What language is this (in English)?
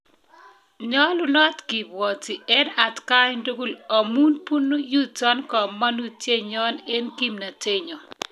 Kalenjin